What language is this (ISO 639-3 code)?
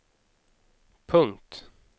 swe